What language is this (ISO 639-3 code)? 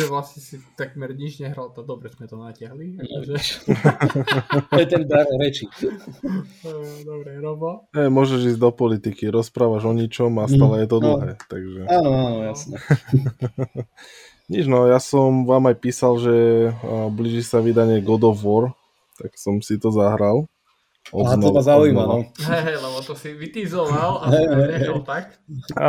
slk